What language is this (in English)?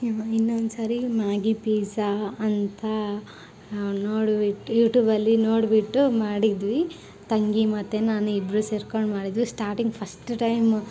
Kannada